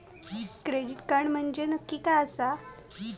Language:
Marathi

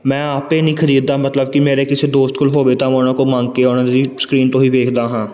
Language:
Punjabi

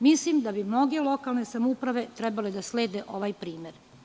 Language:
Serbian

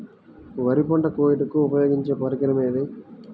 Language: Telugu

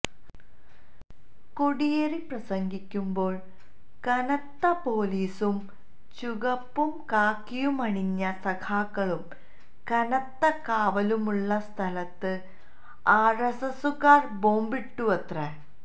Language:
Malayalam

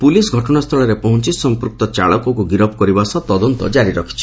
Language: Odia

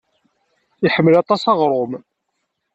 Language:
Kabyle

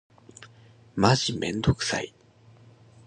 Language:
Japanese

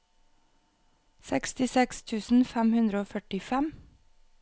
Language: Norwegian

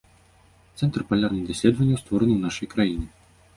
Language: Belarusian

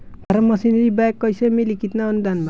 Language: Bhojpuri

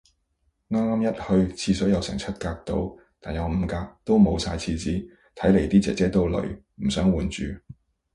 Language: Cantonese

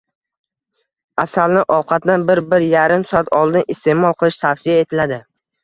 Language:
Uzbek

